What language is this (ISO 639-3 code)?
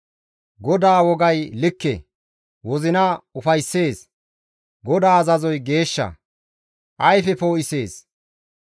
gmv